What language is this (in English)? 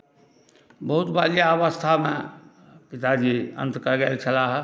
Maithili